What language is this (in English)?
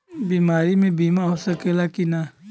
Bhojpuri